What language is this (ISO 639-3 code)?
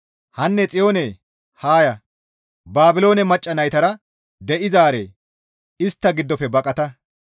gmv